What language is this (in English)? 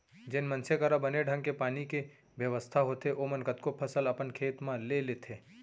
Chhattisgarhi